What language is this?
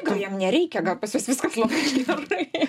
Lithuanian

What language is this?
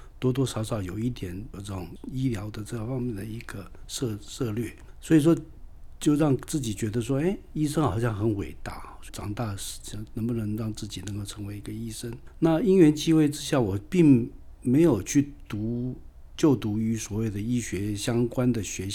Chinese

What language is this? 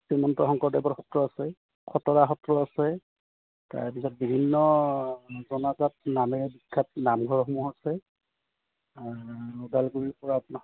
Assamese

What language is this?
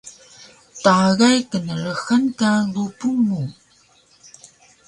Taroko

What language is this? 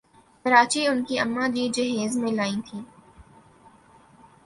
Urdu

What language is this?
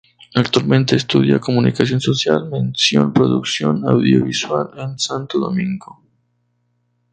Spanish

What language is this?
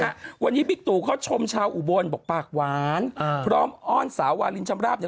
Thai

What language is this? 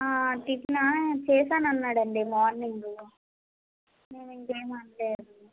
Telugu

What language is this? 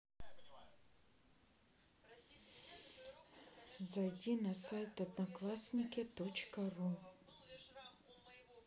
Russian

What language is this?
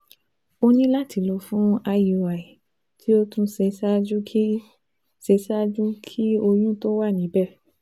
Yoruba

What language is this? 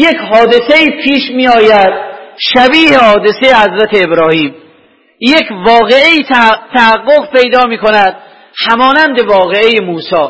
Persian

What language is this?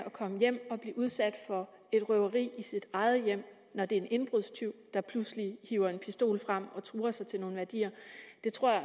Danish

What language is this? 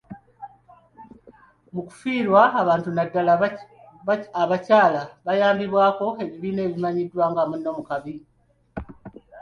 Ganda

